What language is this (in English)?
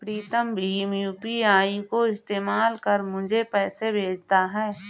Hindi